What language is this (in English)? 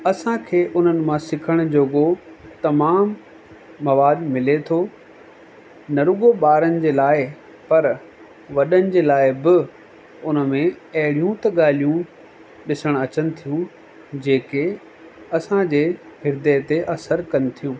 Sindhi